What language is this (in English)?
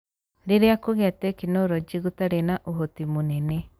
Kikuyu